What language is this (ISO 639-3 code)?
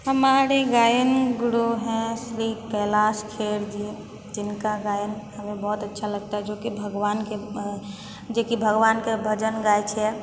mai